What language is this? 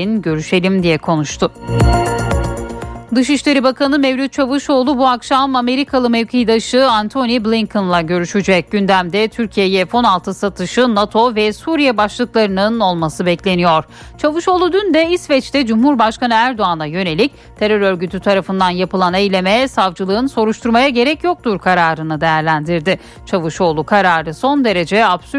Turkish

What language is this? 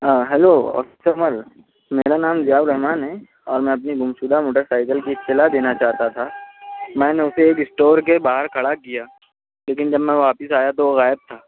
Urdu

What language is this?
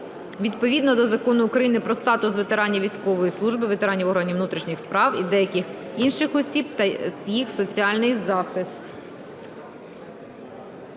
Ukrainian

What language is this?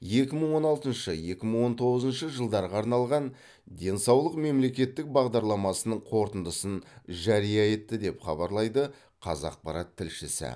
Kazakh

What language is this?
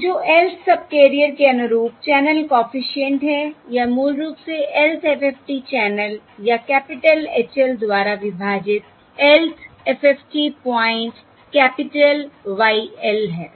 Hindi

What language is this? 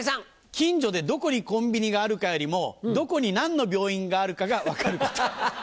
Japanese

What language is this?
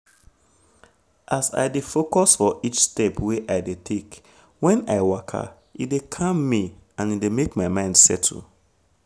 Nigerian Pidgin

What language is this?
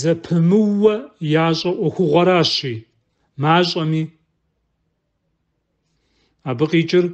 Arabic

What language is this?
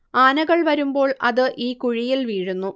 Malayalam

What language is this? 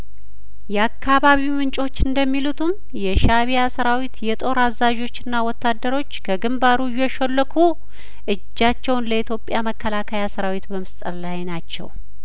Amharic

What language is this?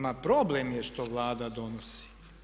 Croatian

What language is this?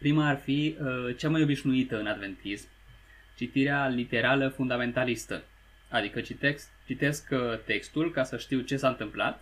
Romanian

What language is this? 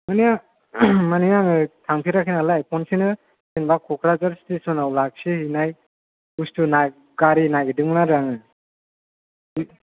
Bodo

